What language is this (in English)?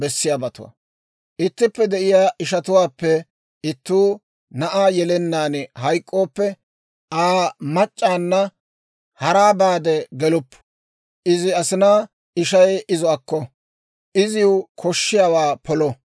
Dawro